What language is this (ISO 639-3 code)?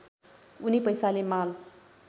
nep